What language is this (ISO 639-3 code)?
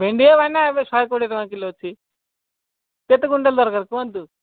ori